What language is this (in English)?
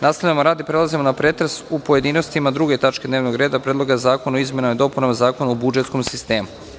Serbian